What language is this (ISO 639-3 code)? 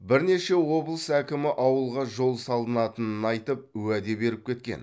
kaz